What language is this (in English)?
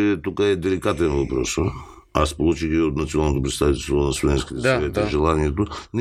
Bulgarian